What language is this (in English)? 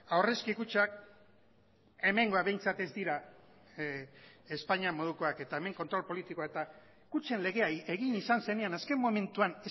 Basque